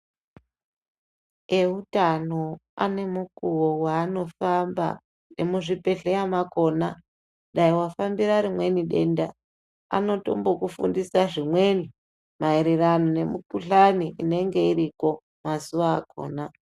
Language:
Ndau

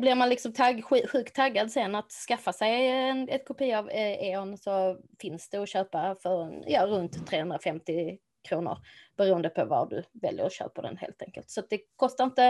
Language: Swedish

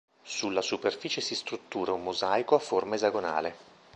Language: Italian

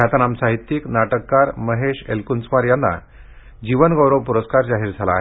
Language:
Marathi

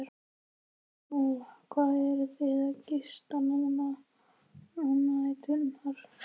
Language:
Icelandic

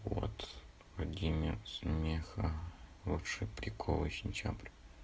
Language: Russian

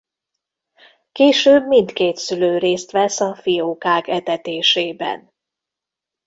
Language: Hungarian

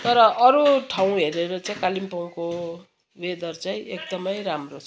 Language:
Nepali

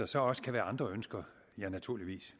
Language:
Danish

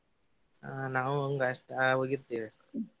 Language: Kannada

